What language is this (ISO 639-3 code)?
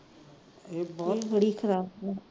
pan